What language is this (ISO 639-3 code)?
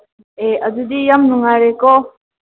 mni